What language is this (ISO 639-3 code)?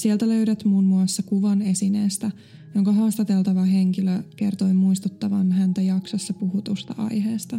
fin